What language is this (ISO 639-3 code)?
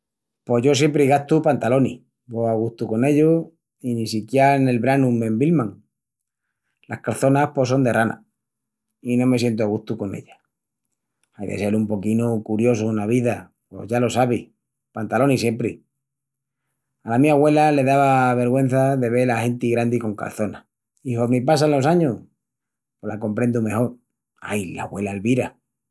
ext